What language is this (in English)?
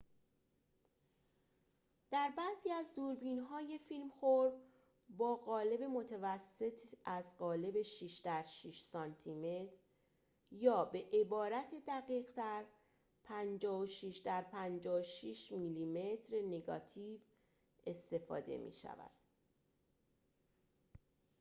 Persian